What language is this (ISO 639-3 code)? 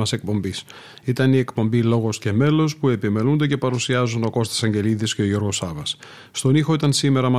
ell